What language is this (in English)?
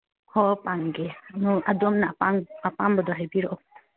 Manipuri